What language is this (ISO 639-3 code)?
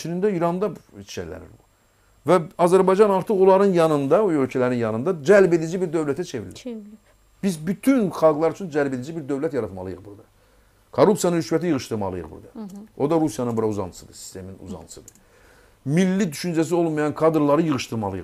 tur